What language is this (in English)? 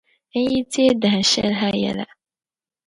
Dagbani